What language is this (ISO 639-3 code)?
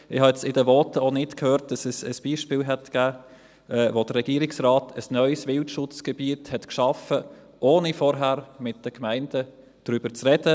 gsw